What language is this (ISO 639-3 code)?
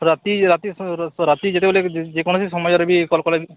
ori